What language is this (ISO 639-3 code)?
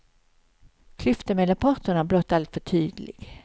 swe